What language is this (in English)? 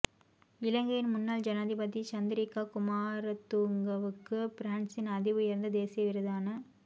Tamil